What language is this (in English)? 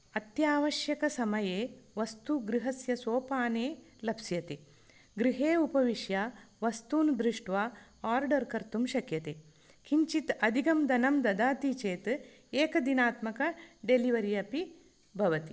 Sanskrit